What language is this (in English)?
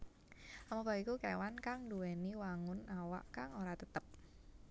Javanese